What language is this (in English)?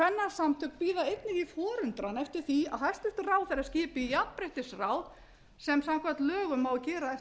Icelandic